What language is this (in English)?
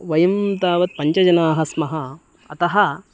Sanskrit